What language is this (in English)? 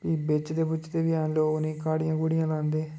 Dogri